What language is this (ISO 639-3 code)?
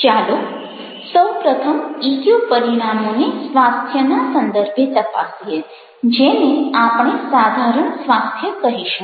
guj